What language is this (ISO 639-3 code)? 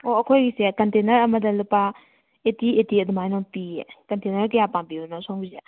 mni